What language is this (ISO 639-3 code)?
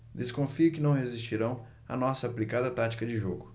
por